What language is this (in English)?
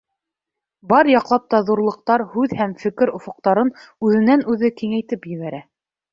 Bashkir